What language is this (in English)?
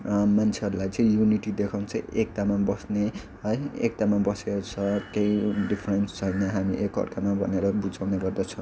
Nepali